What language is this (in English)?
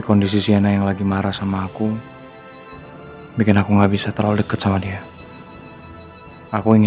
Indonesian